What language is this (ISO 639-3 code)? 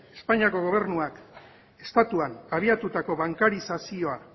eus